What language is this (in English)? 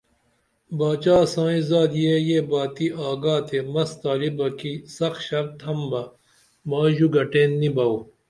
Dameli